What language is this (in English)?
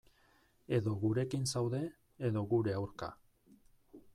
Basque